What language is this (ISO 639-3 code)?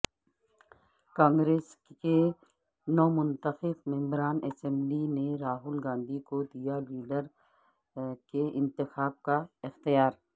urd